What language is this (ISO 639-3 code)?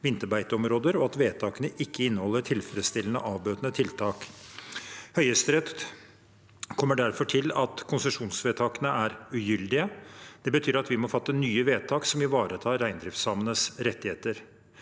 nor